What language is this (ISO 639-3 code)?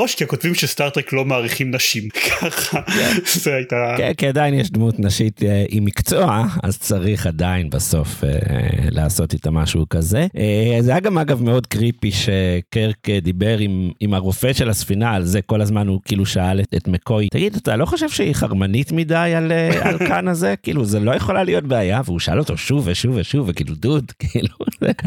heb